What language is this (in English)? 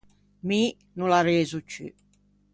Ligurian